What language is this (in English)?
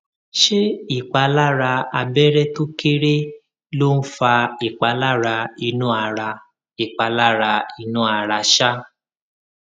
Yoruba